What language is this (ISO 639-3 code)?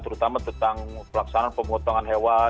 ind